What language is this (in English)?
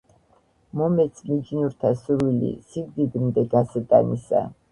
Georgian